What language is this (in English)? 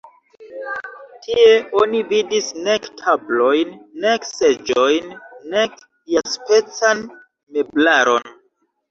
Esperanto